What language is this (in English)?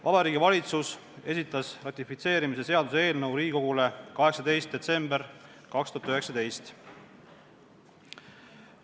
Estonian